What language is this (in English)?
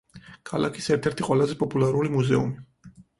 Georgian